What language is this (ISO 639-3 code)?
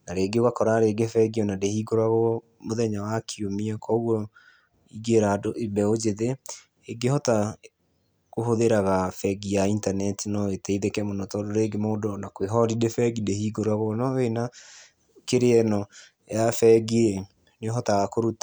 kik